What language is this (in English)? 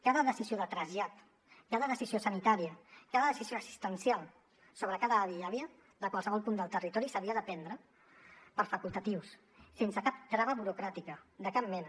Catalan